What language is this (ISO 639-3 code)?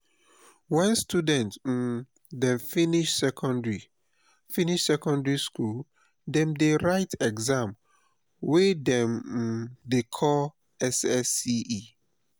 pcm